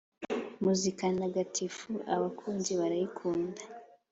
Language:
Kinyarwanda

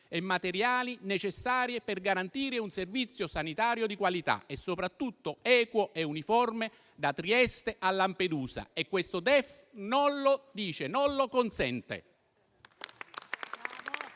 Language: Italian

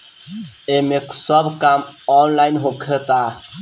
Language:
Bhojpuri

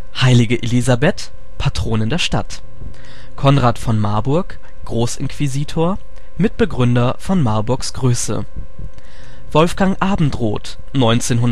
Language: German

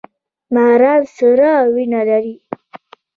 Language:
Pashto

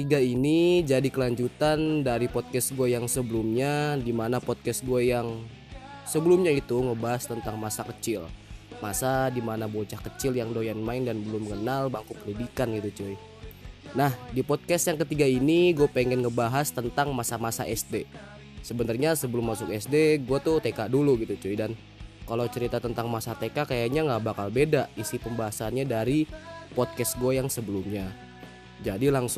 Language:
Indonesian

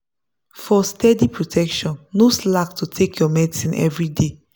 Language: Nigerian Pidgin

